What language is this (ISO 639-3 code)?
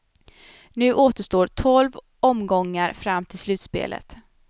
swe